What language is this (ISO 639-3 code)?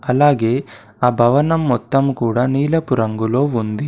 tel